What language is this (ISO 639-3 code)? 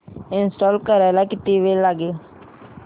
mar